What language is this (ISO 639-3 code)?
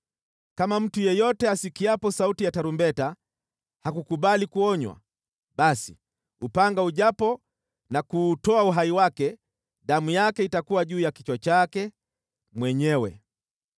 swa